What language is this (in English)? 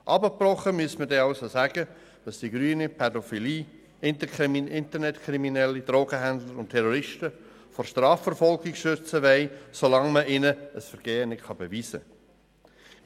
Swiss German